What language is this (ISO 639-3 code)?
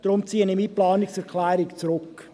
gsw